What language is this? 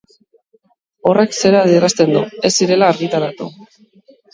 Basque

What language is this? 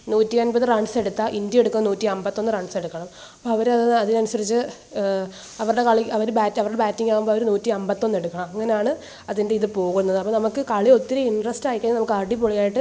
Malayalam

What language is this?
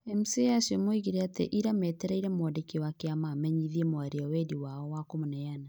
Kikuyu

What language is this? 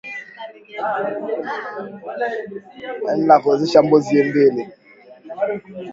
Swahili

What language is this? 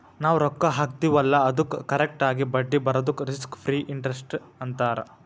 Kannada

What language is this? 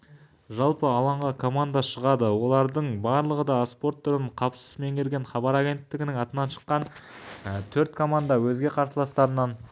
Kazakh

